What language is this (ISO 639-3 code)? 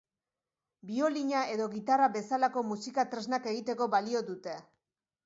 eus